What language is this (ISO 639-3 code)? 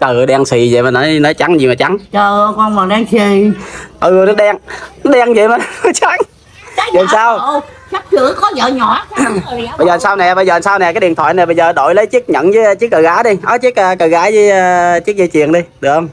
vie